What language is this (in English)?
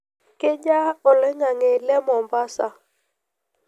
Masai